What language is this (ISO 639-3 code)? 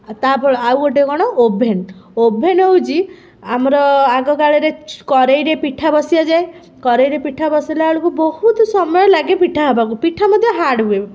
ori